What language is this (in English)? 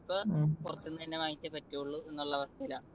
Malayalam